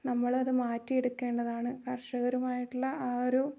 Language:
Malayalam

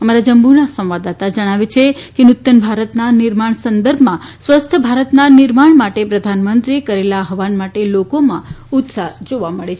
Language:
Gujarati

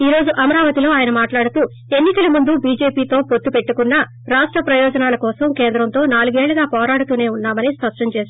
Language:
Telugu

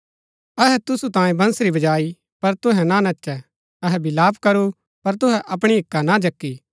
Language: Gaddi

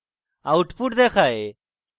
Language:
Bangla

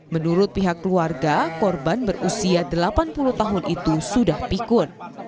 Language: Indonesian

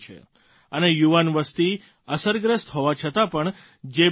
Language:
Gujarati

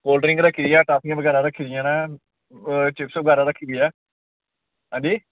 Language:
Dogri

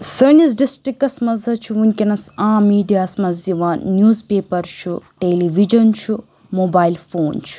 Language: Kashmiri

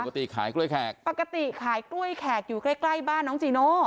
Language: Thai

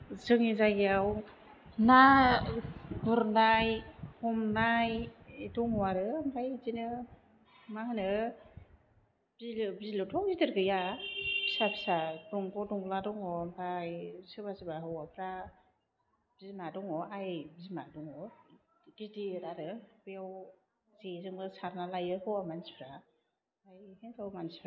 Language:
Bodo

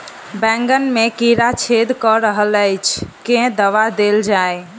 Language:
Maithili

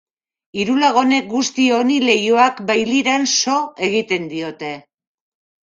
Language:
Basque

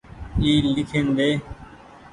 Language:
Goaria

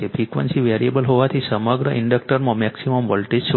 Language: Gujarati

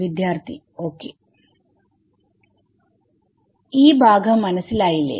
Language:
Malayalam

